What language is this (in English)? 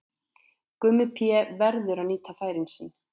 Icelandic